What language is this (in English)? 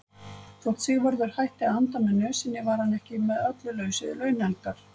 Icelandic